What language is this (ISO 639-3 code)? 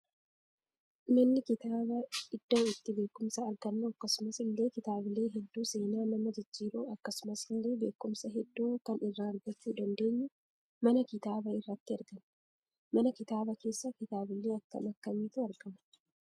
orm